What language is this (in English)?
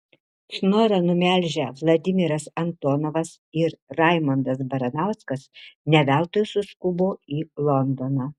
Lithuanian